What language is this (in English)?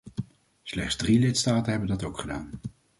Dutch